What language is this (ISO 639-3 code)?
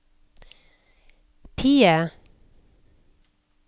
nor